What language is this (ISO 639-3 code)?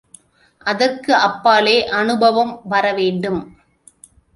tam